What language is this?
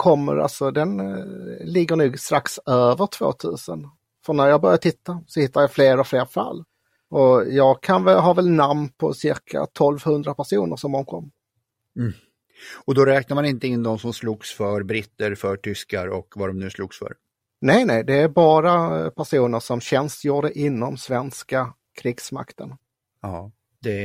Swedish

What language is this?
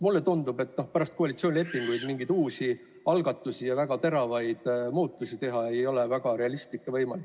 Estonian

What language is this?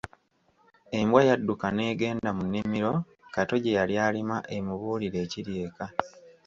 Ganda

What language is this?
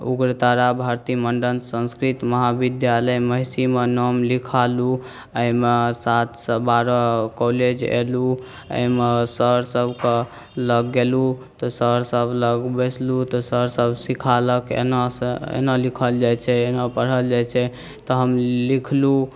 Maithili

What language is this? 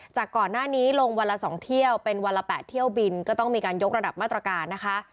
Thai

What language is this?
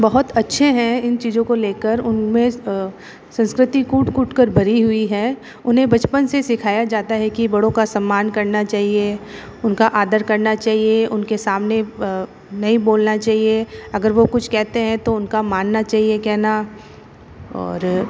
Hindi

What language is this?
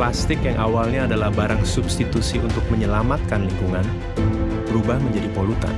Indonesian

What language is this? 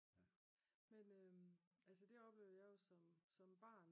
Danish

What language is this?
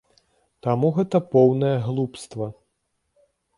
Belarusian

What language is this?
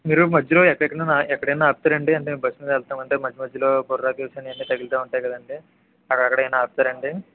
Telugu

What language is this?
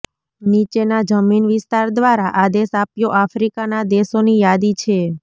Gujarati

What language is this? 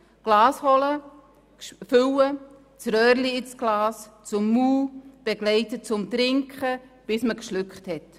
Swiss German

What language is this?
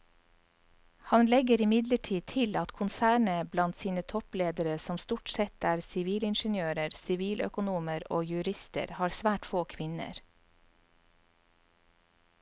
Norwegian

